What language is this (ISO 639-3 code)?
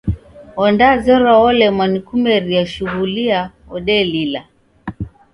dav